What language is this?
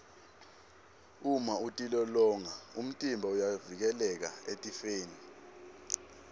Swati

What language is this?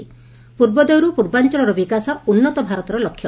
Odia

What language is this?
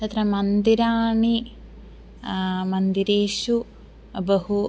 Sanskrit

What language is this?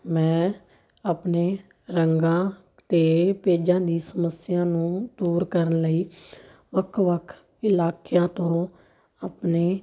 Punjabi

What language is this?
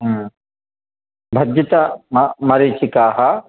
Sanskrit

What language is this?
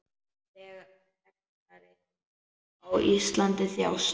Icelandic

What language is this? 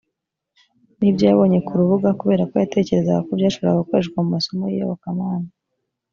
Kinyarwanda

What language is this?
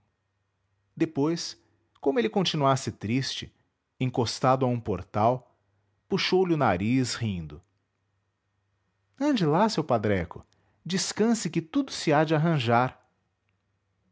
Portuguese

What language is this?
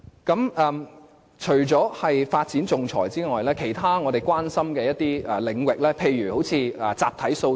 Cantonese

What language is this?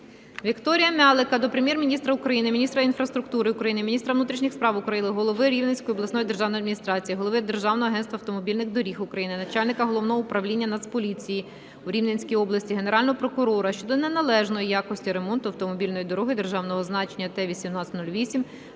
Ukrainian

